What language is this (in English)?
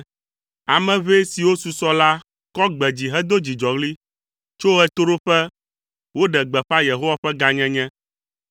Ewe